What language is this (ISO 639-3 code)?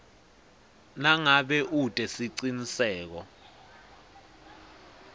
ssw